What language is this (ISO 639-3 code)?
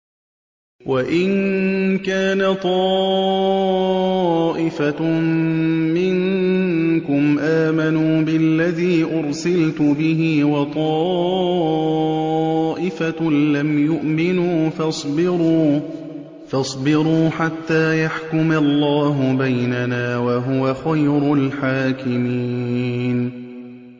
ara